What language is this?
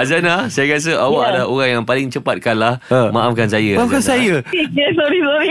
Malay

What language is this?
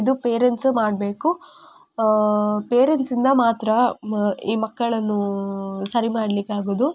Kannada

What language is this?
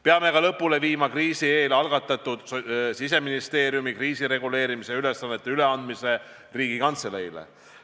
Estonian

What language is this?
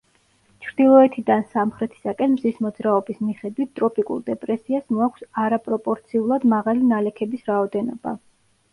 Georgian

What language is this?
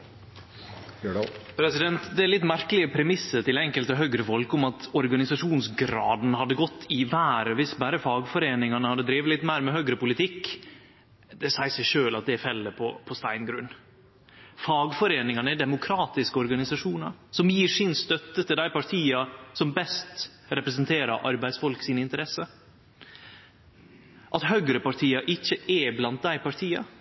Norwegian Nynorsk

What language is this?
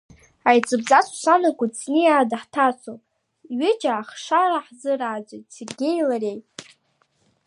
Abkhazian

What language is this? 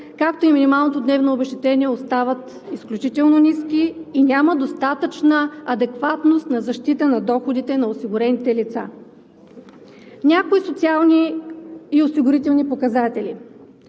Bulgarian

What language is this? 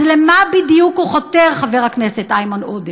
Hebrew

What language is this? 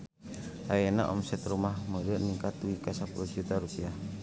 Sundanese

